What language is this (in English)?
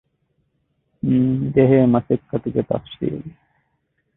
Divehi